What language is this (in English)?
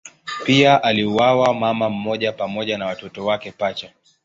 Swahili